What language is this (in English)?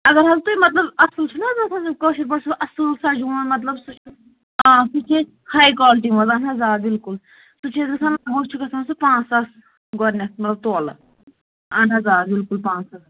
Kashmiri